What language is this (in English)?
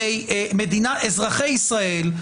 Hebrew